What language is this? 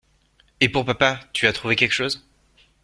French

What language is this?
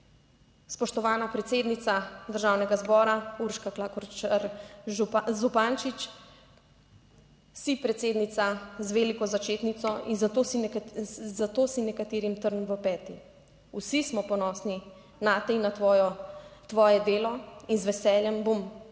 Slovenian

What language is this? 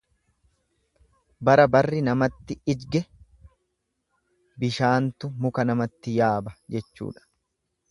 Oromo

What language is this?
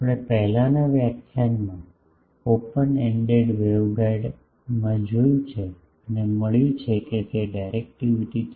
Gujarati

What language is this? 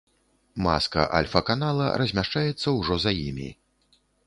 Belarusian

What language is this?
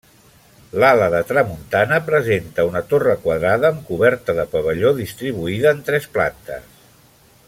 Catalan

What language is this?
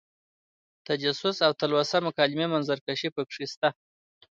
Pashto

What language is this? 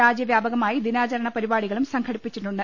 Malayalam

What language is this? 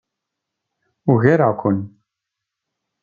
Kabyle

